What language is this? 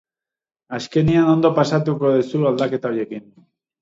Basque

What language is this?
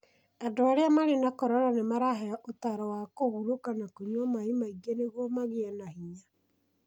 Kikuyu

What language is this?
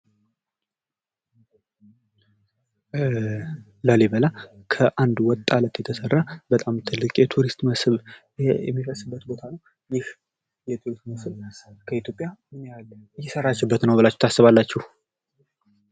Amharic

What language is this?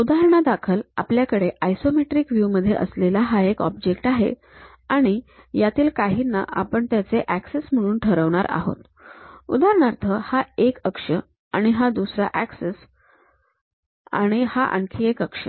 Marathi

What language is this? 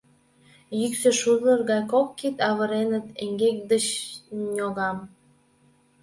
Mari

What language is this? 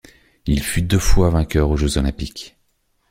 French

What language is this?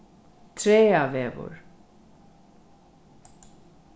Faroese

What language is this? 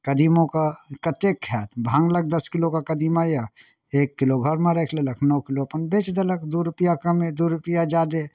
Maithili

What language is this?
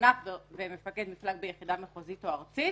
Hebrew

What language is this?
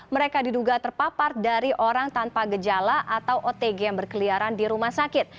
Indonesian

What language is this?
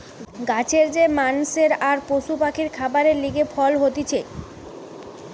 Bangla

